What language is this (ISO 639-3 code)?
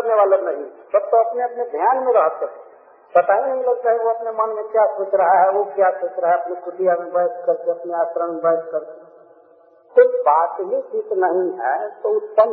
hin